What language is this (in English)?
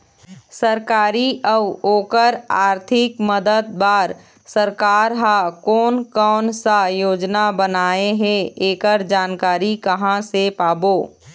Chhattisgarhi